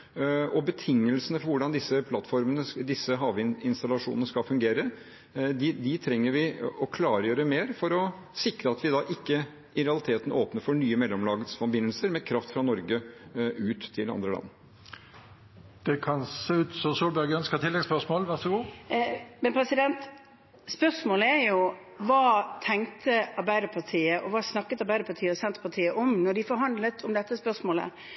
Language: Norwegian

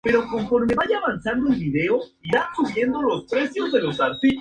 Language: Spanish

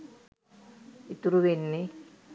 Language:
Sinhala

